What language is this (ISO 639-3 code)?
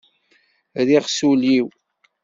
kab